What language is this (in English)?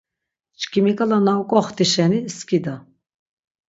Laz